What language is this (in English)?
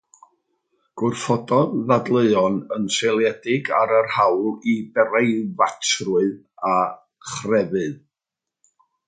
Welsh